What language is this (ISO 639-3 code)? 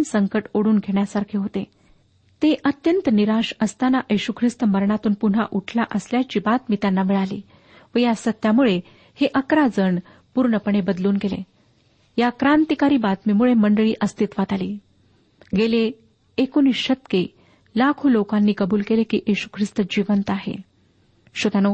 mar